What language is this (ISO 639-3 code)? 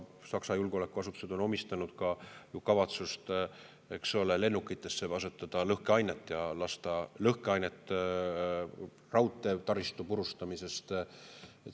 est